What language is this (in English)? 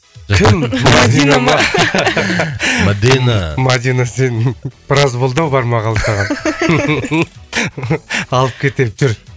Kazakh